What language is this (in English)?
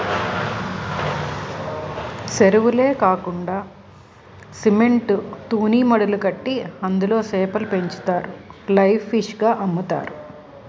Telugu